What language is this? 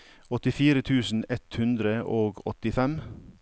Norwegian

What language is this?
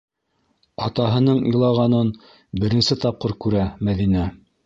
Bashkir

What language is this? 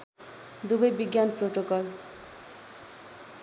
Nepali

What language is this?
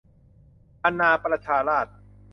Thai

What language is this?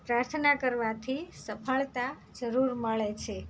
Gujarati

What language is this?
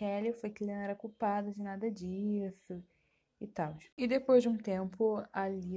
Portuguese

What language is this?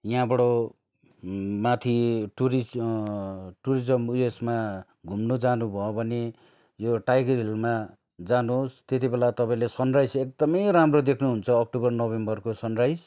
Nepali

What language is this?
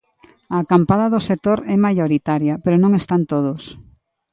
Galician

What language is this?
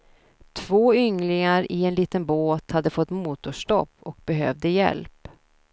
Swedish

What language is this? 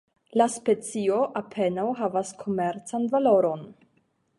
Esperanto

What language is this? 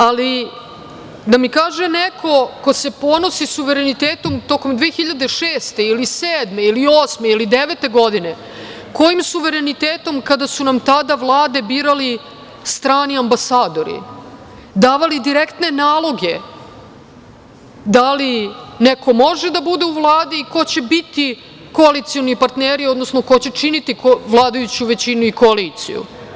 Serbian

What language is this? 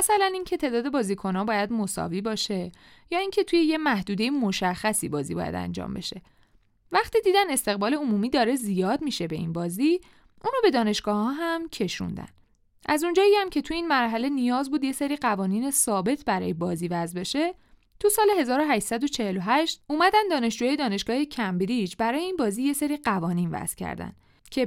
Persian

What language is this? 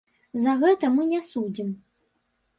Belarusian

